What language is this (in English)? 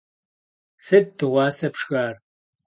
Kabardian